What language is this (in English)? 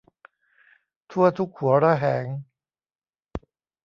Thai